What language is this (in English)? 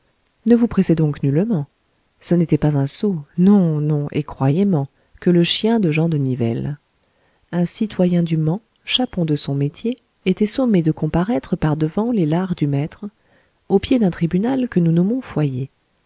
French